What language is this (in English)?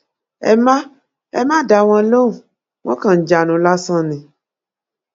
Yoruba